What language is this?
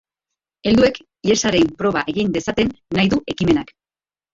Basque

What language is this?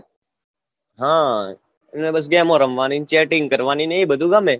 Gujarati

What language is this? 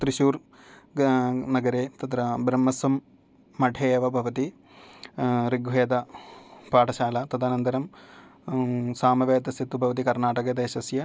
Sanskrit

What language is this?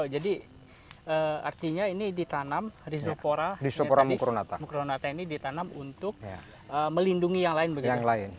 Indonesian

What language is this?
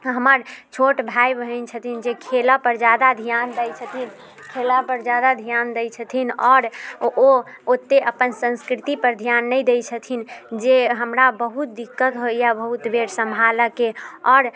Maithili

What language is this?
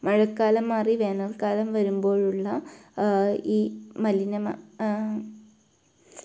Malayalam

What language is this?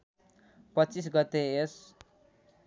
Nepali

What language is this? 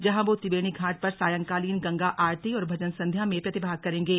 Hindi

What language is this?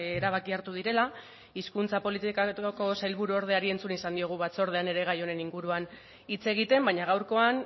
Basque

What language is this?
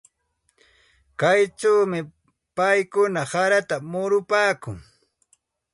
Santa Ana de Tusi Pasco Quechua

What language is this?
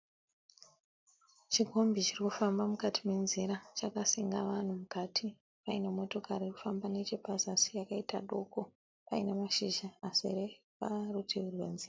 Shona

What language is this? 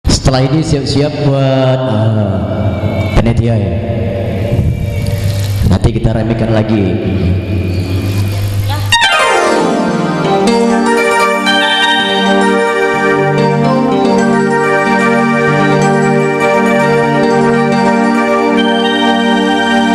Indonesian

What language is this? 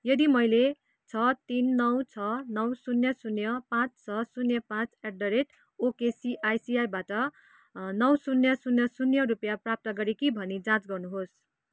Nepali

